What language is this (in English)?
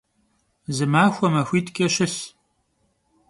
Kabardian